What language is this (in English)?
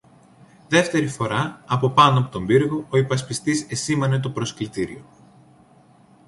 Greek